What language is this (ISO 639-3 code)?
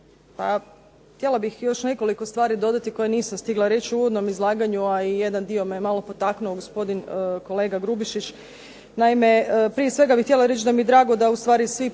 hrv